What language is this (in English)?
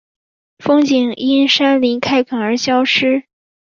Chinese